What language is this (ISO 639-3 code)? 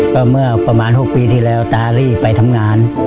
tha